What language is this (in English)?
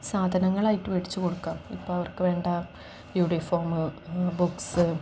Malayalam